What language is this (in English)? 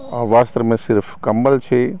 Maithili